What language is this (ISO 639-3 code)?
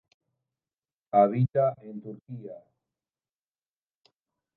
spa